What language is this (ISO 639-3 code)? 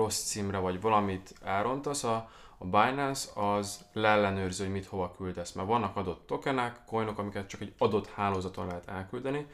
hun